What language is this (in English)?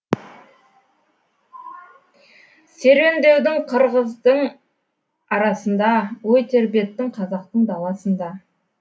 Kazakh